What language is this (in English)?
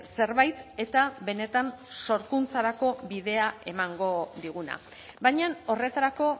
Basque